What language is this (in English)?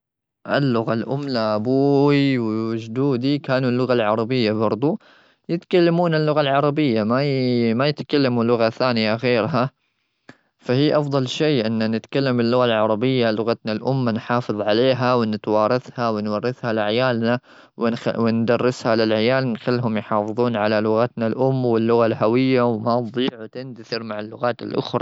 Gulf Arabic